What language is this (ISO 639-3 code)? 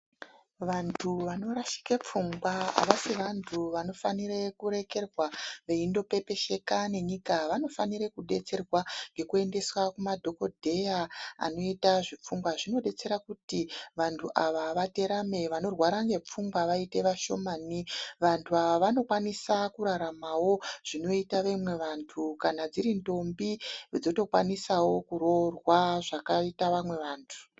ndc